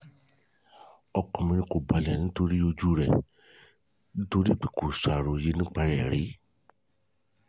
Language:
Yoruba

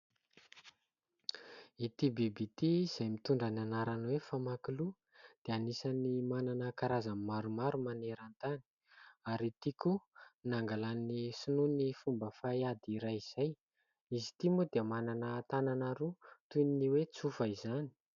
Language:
Malagasy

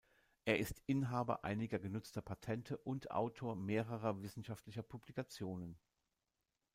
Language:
German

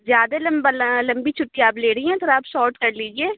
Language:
Urdu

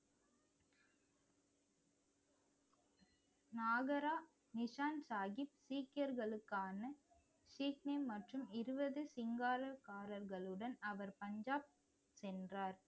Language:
Tamil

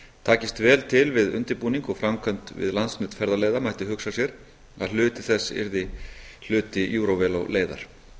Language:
Icelandic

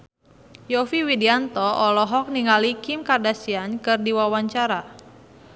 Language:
Sundanese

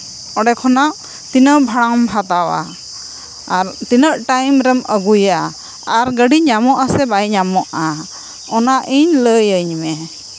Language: Santali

